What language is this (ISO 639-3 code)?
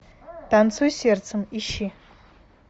rus